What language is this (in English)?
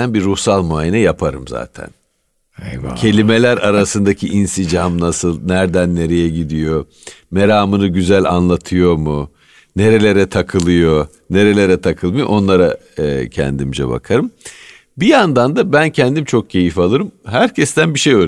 Turkish